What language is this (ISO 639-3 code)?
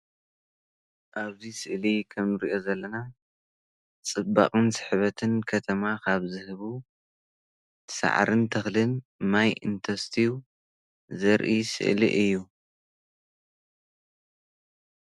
tir